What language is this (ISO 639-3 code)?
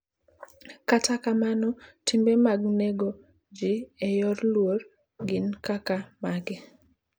luo